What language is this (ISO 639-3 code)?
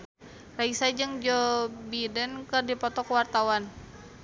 sun